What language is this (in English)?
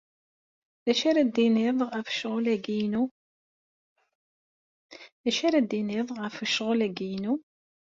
Kabyle